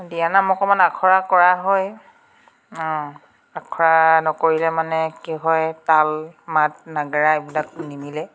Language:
Assamese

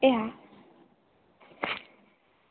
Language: Gujarati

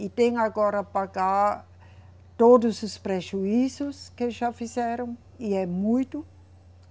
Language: Portuguese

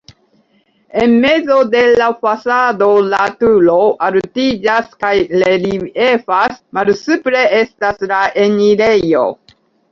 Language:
Esperanto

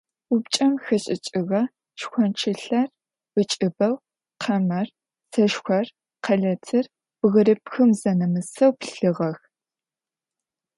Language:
Adyghe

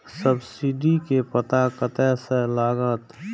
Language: Maithili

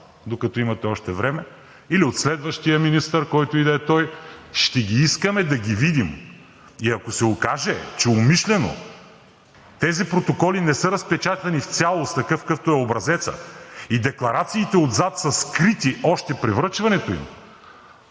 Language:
Bulgarian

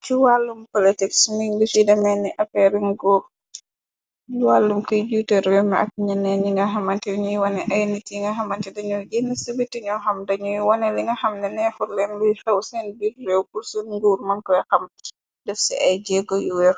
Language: Wolof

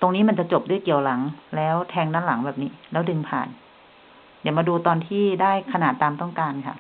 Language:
Thai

